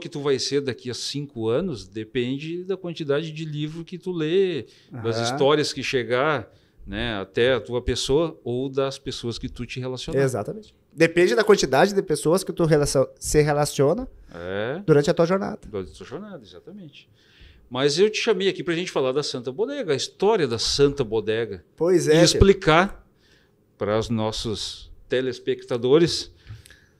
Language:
Portuguese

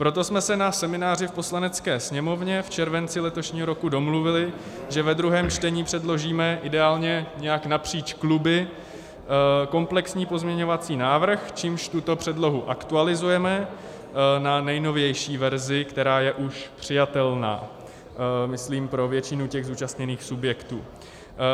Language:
Czech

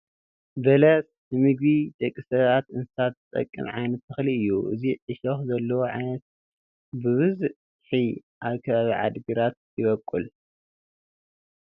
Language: Tigrinya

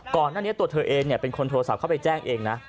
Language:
Thai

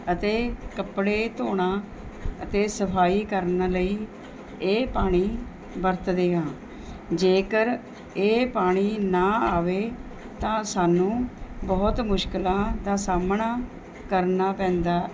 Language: Punjabi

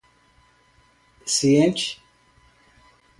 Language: Portuguese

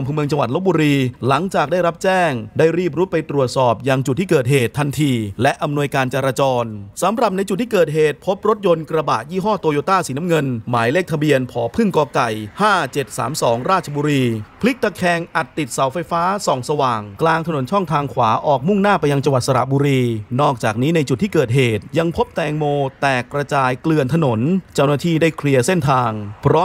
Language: Thai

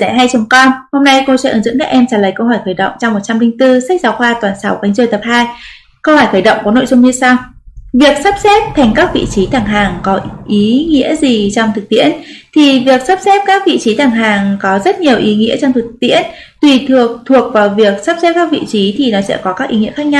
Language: Vietnamese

